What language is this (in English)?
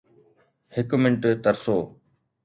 Sindhi